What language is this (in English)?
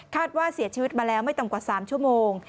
Thai